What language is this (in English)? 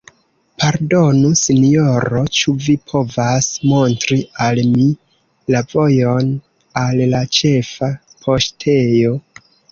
Esperanto